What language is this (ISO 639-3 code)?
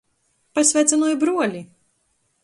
ltg